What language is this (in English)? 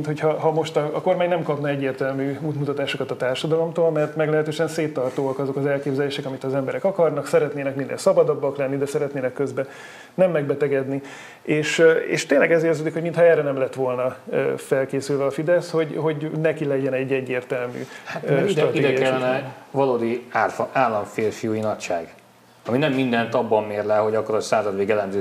Hungarian